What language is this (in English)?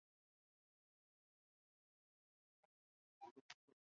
Chinese